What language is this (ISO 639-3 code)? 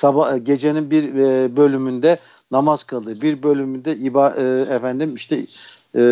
tur